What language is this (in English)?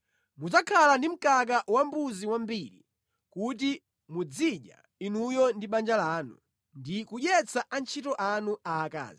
Nyanja